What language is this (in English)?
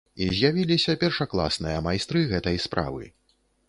Belarusian